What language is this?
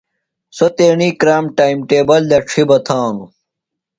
Phalura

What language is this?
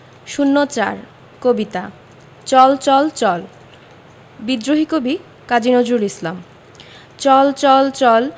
Bangla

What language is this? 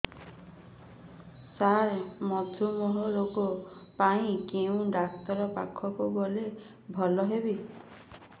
Odia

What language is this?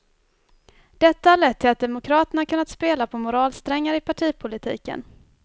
Swedish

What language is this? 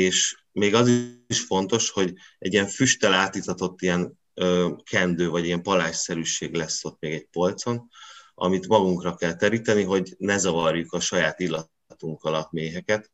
Hungarian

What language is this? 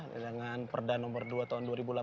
Indonesian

